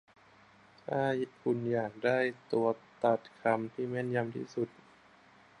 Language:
Thai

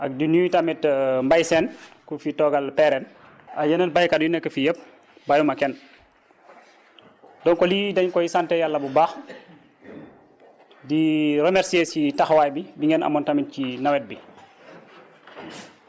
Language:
Wolof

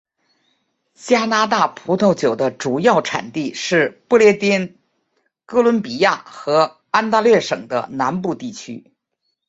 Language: Chinese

